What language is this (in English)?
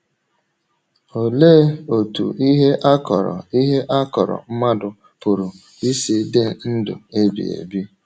Igbo